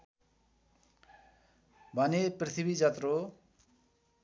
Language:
Nepali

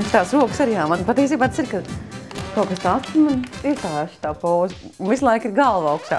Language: Latvian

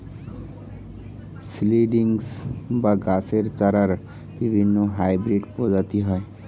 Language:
Bangla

